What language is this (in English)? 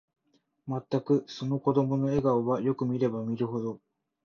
Japanese